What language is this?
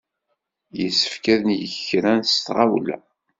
Kabyle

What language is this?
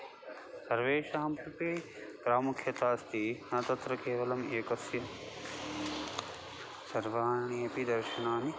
Sanskrit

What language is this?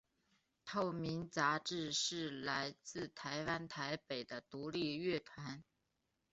Chinese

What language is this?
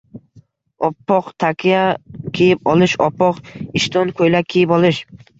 Uzbek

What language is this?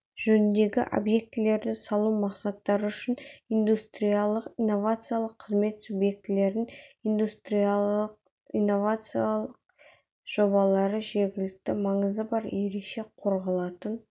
Kazakh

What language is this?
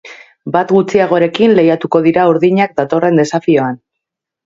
Basque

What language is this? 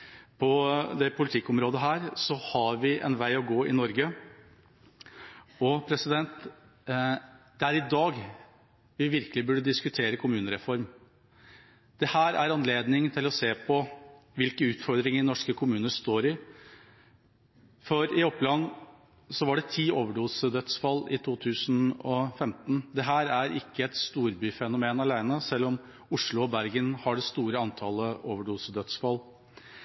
Norwegian Bokmål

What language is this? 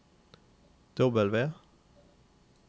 Norwegian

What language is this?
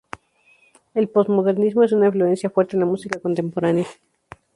Spanish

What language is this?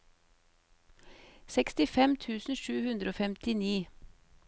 Norwegian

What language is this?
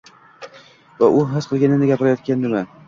Uzbek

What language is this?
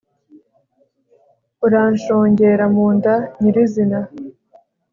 Kinyarwanda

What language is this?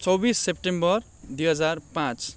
Nepali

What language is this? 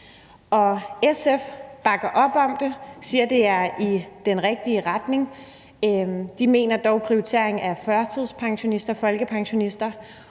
Danish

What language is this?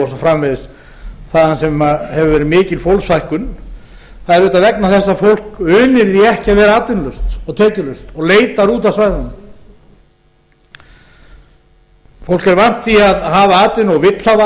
Icelandic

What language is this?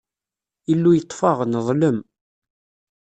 Kabyle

